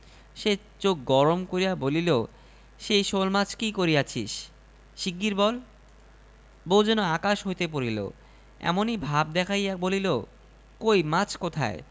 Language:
Bangla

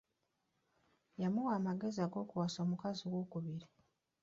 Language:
Ganda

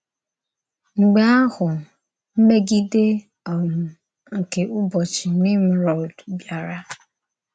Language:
Igbo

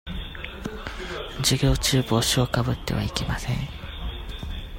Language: Japanese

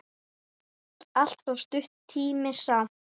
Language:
Icelandic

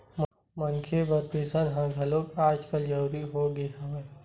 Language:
Chhattisgarhi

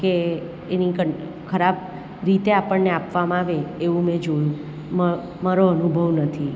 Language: Gujarati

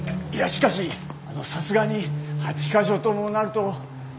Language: Japanese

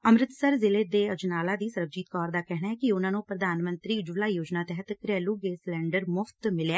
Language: Punjabi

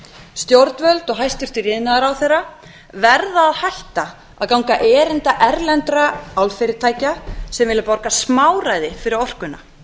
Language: Icelandic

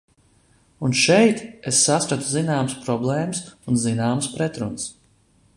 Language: Latvian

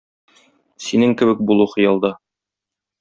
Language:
Tatar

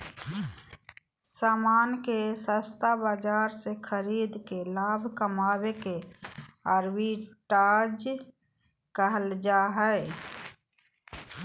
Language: Magahi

